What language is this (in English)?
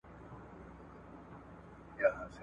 Pashto